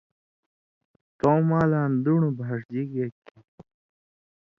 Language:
Indus Kohistani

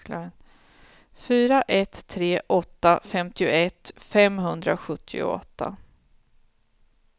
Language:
Swedish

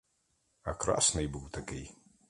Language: Ukrainian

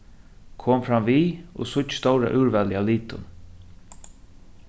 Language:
Faroese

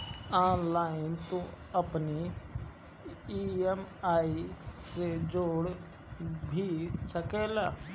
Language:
Bhojpuri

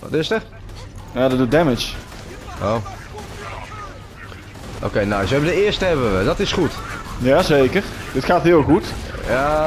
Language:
Dutch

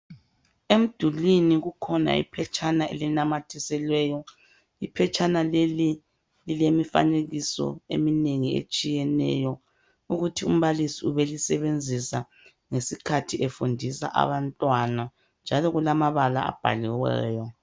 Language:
North Ndebele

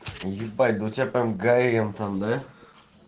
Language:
Russian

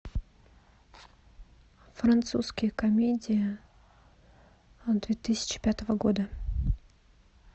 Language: Russian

